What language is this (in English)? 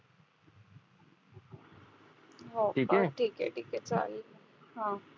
Marathi